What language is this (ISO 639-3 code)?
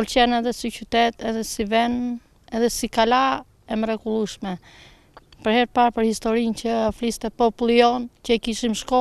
nld